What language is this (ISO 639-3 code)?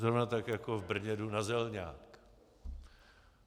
ces